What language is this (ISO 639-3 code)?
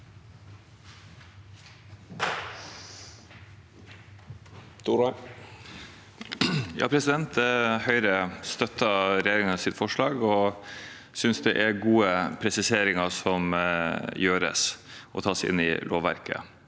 nor